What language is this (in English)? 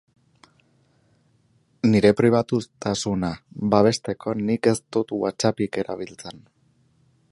Basque